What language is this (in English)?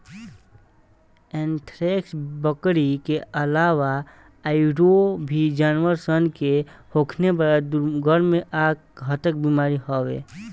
Bhojpuri